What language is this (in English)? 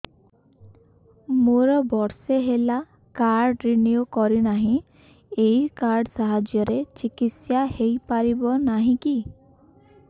Odia